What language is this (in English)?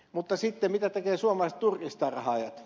Finnish